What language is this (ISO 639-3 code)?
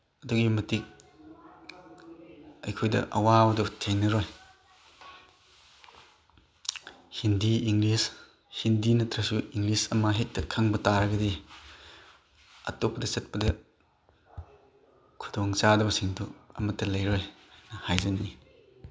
mni